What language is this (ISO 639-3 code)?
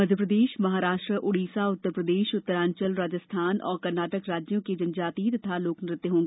hin